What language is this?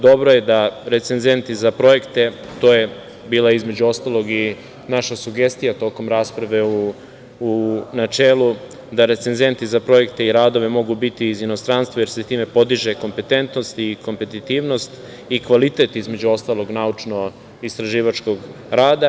Serbian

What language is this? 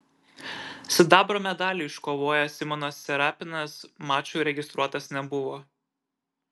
Lithuanian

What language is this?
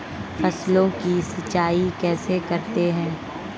Hindi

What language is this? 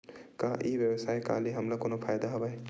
Chhattisgarhi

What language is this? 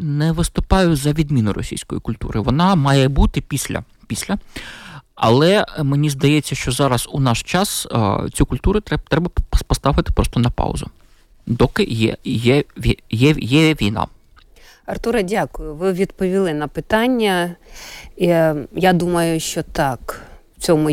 Ukrainian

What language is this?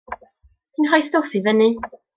Welsh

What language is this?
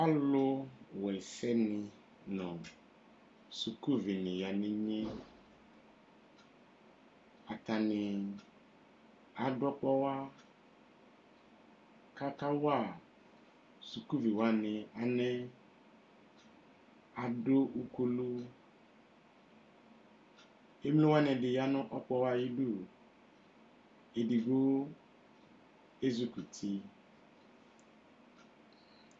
Ikposo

